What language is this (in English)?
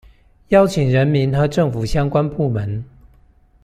Chinese